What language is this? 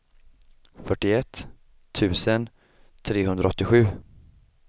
Swedish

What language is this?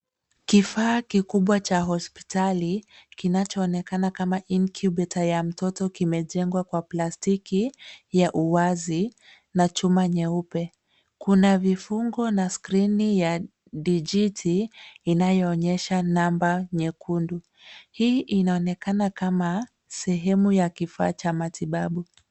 Swahili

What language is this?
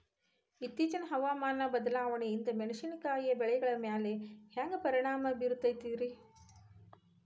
Kannada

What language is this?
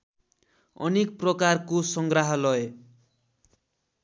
Nepali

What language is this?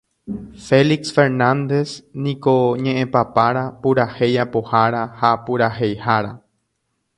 Guarani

